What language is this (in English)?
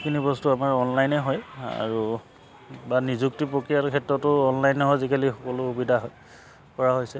Assamese